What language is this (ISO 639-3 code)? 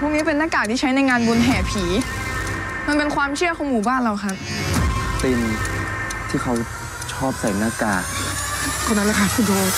tha